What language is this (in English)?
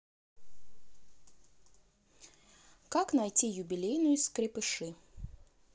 Russian